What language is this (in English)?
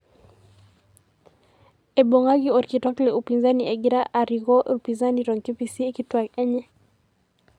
Masai